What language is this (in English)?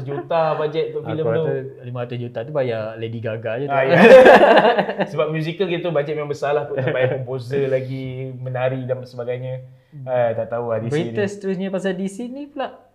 Malay